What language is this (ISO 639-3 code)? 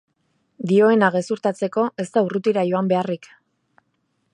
eus